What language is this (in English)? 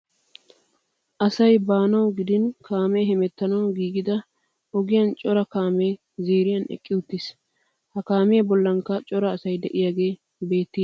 Wolaytta